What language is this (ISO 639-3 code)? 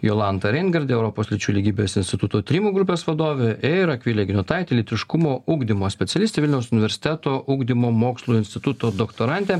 lit